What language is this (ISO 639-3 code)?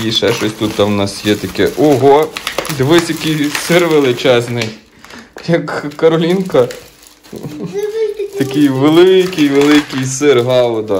ukr